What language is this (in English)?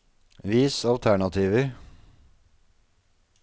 Norwegian